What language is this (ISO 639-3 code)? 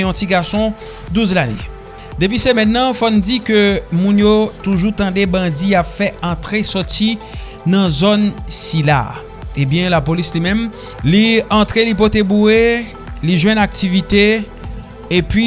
fra